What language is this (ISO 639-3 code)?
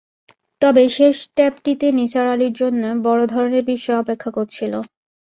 ben